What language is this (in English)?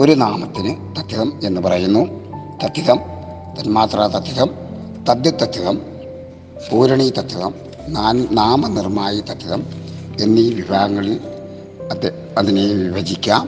Malayalam